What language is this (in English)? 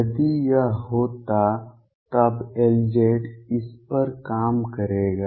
Hindi